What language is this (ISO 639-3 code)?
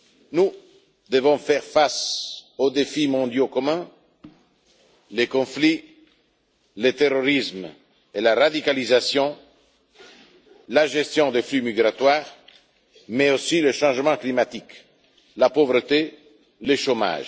fra